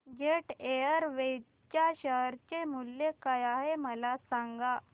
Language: Marathi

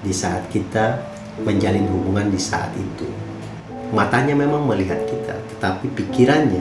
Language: Indonesian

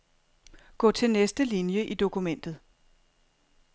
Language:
Danish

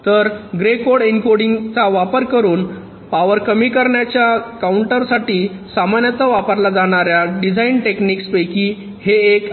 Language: Marathi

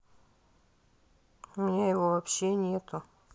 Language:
Russian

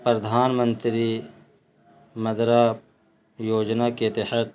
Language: Urdu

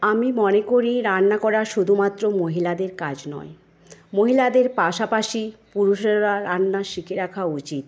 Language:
Bangla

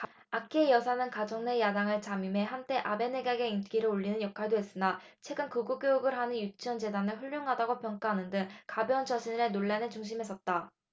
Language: Korean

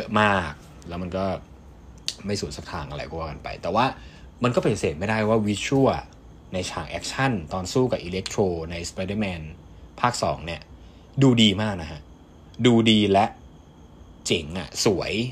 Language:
Thai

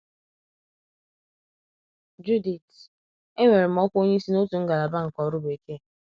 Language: Igbo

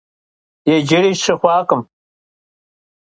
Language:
Kabardian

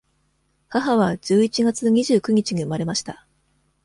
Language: Japanese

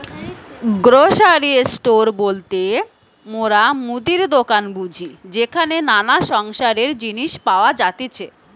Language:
Bangla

